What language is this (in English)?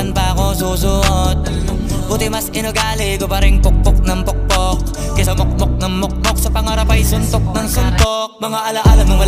Filipino